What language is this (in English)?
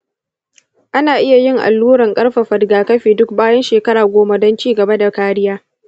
Hausa